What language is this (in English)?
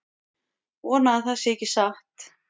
Icelandic